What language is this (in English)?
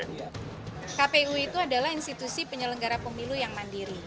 Indonesian